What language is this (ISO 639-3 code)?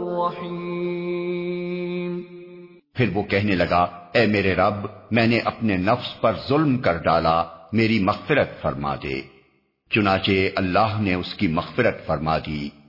urd